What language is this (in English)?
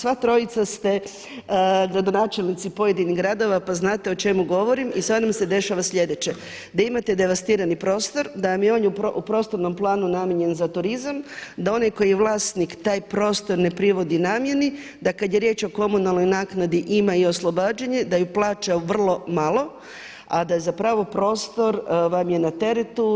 Croatian